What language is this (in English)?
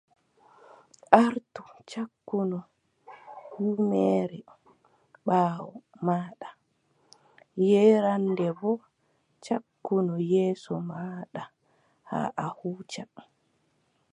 Adamawa Fulfulde